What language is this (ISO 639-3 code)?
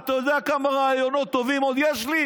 heb